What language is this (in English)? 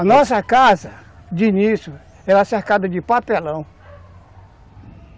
Portuguese